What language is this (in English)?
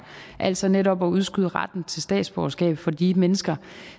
Danish